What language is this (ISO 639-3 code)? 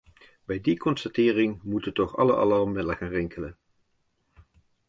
nld